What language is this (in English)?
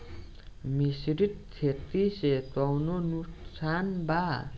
Bhojpuri